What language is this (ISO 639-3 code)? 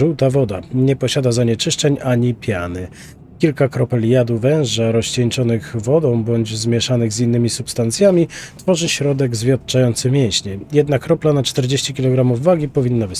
pol